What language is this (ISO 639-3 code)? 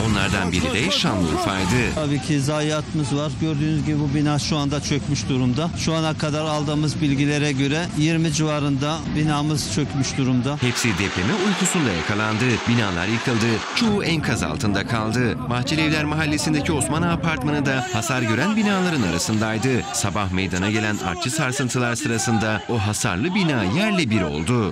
tur